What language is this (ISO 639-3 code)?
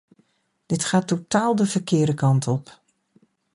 nld